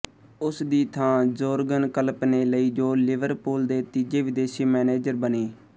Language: Punjabi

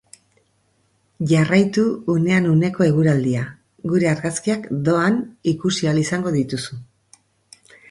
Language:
Basque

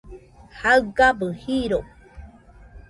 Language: Nüpode Huitoto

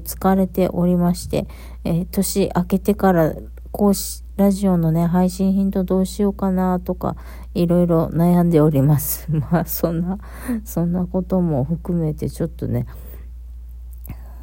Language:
Japanese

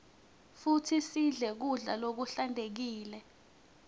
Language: Swati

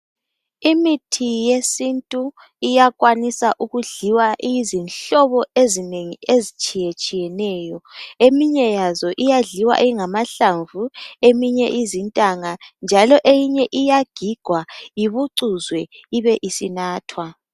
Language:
North Ndebele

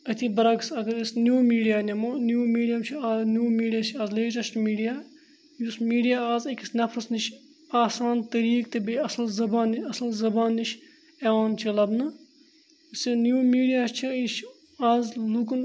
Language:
Kashmiri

